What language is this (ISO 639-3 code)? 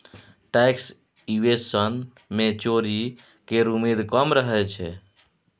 mai